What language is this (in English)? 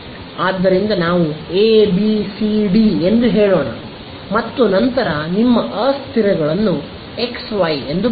Kannada